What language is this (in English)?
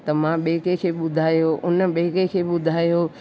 Sindhi